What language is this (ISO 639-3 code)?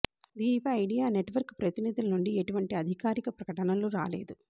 tel